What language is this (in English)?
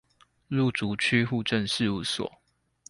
Chinese